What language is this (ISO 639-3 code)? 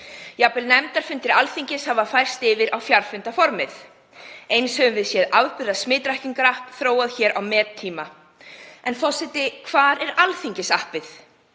isl